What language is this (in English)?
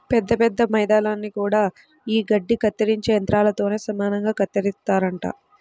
Telugu